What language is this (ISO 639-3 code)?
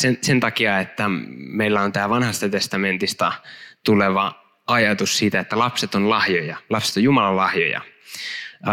fin